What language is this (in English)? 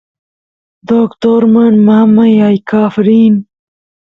Santiago del Estero Quichua